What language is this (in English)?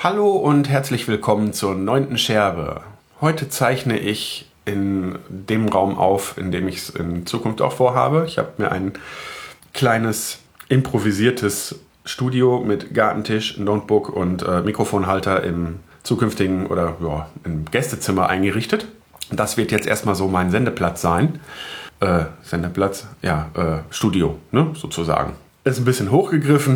German